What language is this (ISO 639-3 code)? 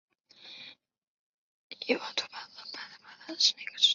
zho